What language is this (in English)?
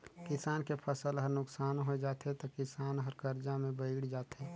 Chhattisgarhi